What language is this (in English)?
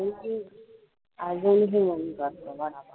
Marathi